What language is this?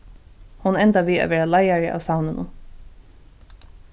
Faroese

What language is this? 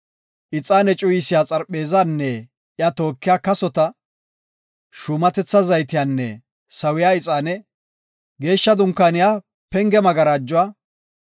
Gofa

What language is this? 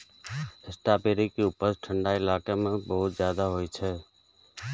Maithili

